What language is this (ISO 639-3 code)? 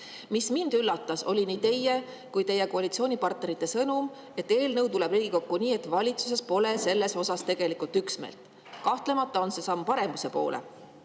est